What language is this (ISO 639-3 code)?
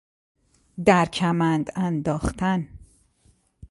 fas